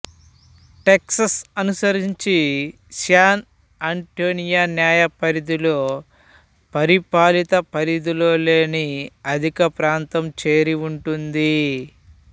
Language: Telugu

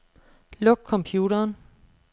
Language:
Danish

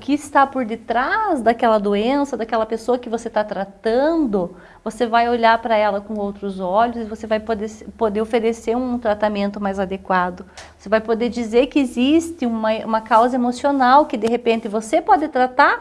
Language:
Portuguese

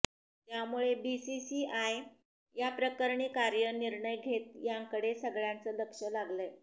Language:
Marathi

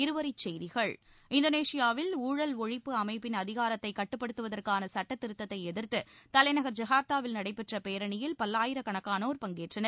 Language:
Tamil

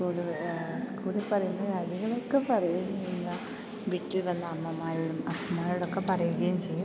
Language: Malayalam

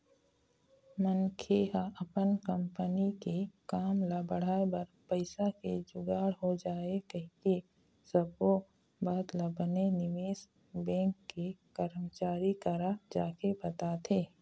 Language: Chhattisgarhi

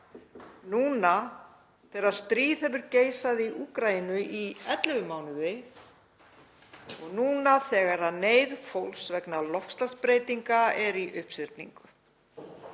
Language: Icelandic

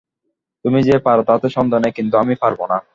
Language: Bangla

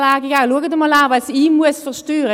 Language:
Swiss German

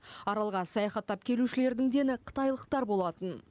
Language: Kazakh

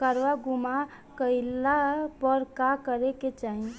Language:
Bhojpuri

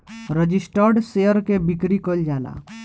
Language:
Bhojpuri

